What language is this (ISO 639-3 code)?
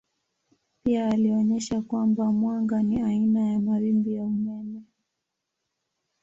swa